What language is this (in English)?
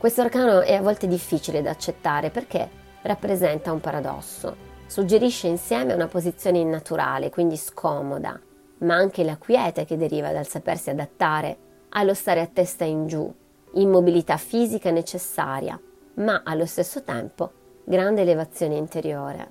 Italian